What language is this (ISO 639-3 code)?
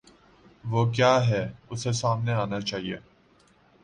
urd